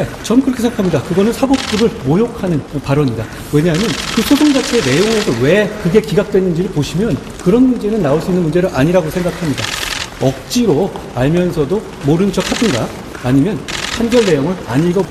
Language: Korean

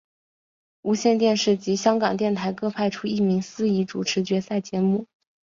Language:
Chinese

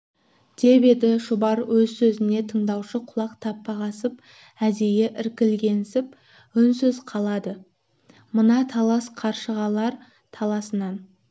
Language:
Kazakh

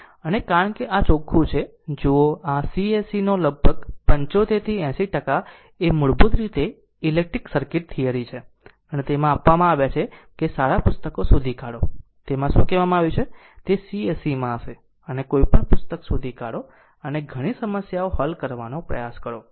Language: Gujarati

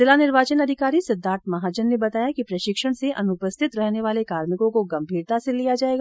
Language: Hindi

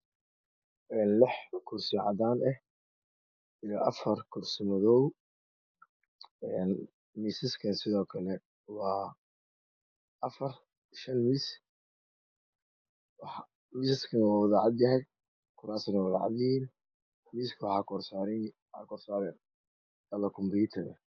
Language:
Somali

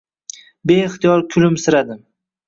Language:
Uzbek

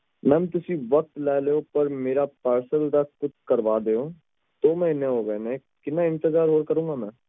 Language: Punjabi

